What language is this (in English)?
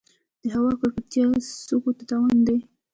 Pashto